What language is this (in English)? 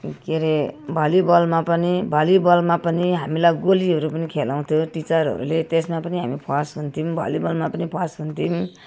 Nepali